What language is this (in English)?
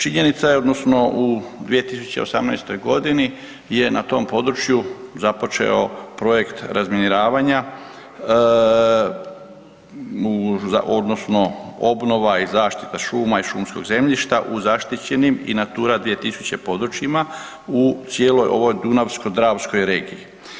Croatian